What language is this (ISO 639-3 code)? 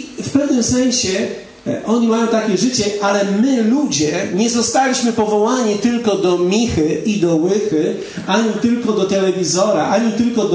pol